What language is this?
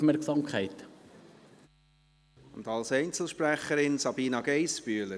Swiss German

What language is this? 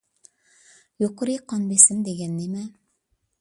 Uyghur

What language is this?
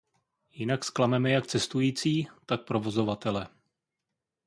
Czech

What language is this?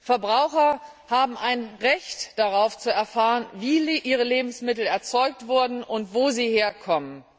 German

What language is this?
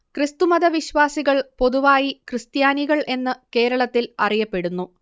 Malayalam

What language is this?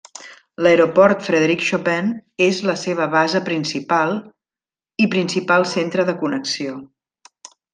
Catalan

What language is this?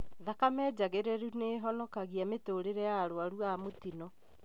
Kikuyu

